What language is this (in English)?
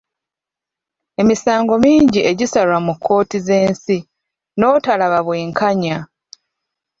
Ganda